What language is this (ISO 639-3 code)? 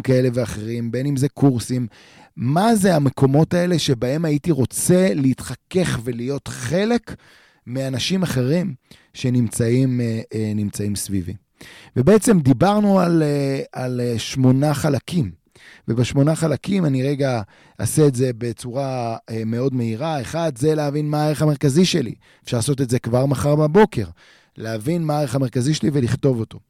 heb